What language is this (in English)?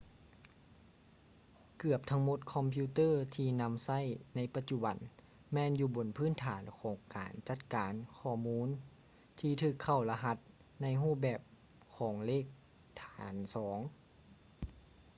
Lao